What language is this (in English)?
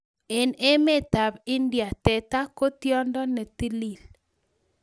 Kalenjin